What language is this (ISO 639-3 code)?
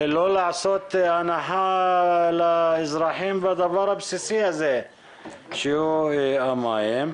heb